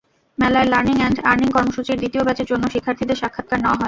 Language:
Bangla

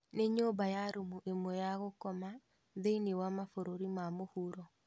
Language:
Kikuyu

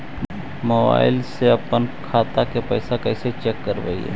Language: Magahi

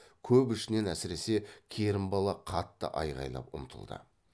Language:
Kazakh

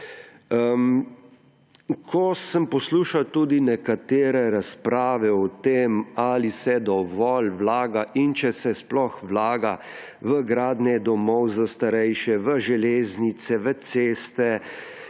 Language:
Slovenian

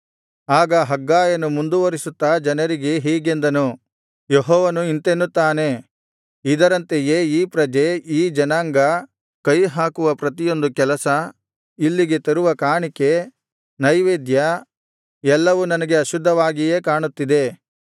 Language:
Kannada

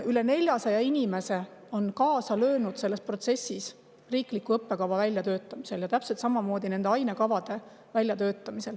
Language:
Estonian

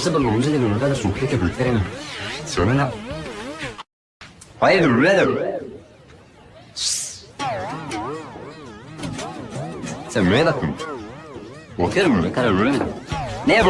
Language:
Spanish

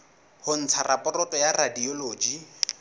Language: Southern Sotho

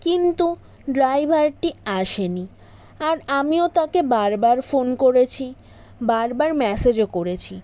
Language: Bangla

